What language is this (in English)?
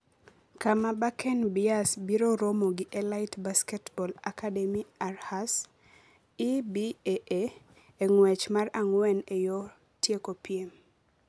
Luo (Kenya and Tanzania)